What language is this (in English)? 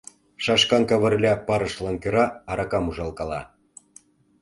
Mari